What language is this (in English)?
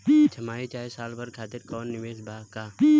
Bhojpuri